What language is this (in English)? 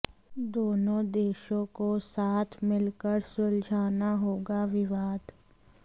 Hindi